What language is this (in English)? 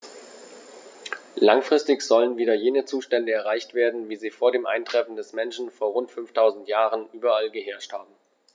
German